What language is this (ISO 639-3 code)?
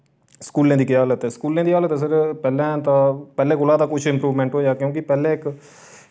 doi